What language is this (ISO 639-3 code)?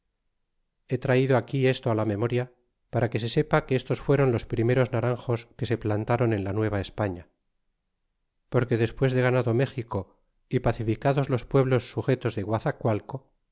spa